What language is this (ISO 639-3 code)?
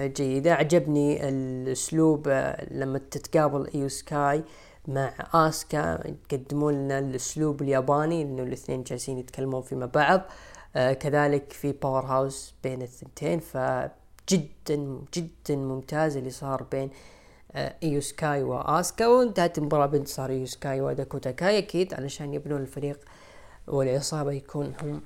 ara